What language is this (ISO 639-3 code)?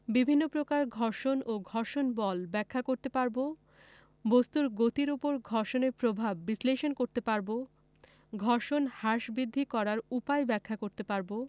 ben